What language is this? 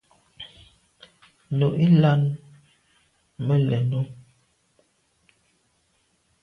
Medumba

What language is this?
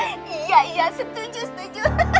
Indonesian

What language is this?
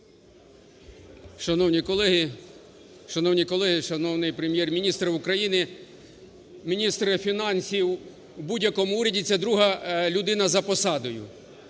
Ukrainian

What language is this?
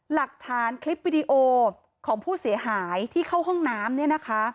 Thai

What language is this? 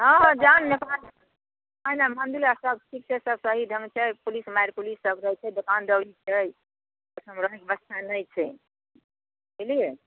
Maithili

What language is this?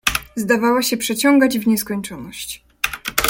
Polish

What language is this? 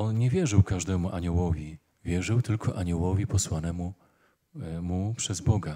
Polish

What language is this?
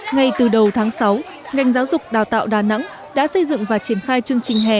Vietnamese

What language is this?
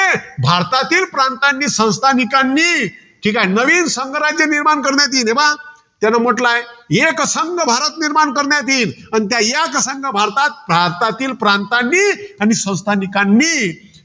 Marathi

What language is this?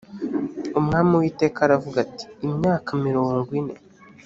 Kinyarwanda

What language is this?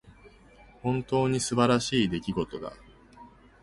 Japanese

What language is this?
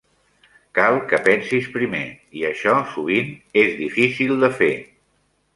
Catalan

